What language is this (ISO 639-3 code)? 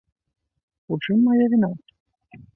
bel